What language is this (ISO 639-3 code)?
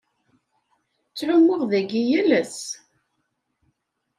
kab